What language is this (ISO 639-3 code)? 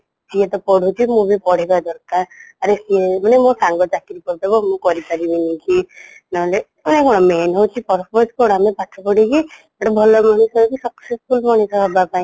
ori